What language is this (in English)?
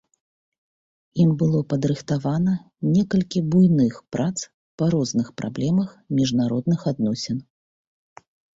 Belarusian